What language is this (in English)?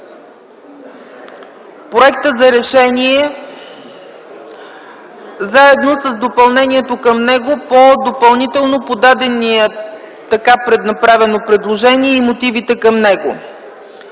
Bulgarian